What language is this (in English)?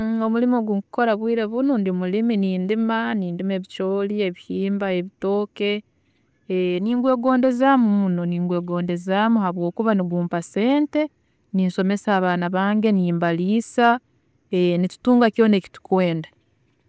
Tooro